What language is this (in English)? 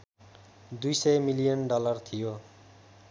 Nepali